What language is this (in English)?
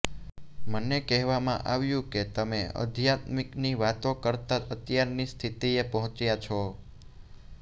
Gujarati